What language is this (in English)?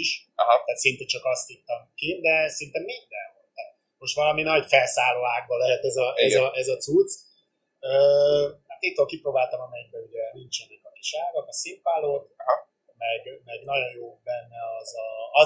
Hungarian